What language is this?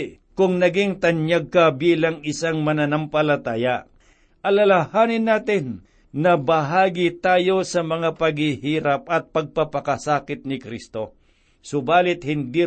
Filipino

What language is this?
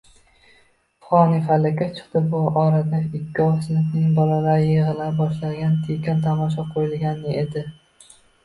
Uzbek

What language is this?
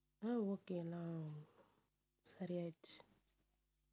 Tamil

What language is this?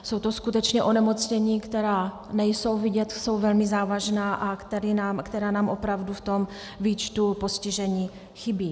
Czech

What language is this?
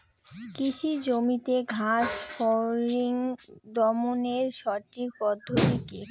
Bangla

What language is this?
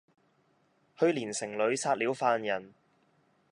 Cantonese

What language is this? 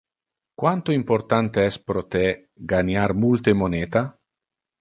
Interlingua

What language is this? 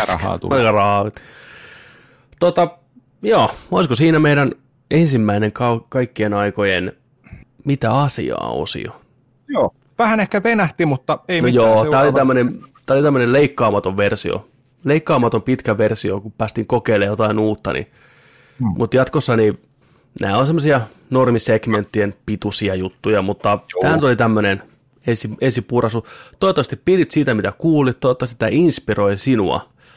Finnish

